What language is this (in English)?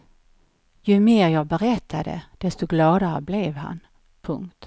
Swedish